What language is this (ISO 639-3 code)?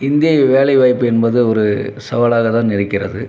tam